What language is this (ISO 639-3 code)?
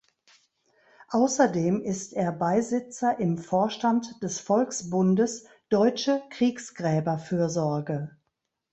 deu